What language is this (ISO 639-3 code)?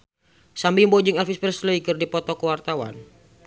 sun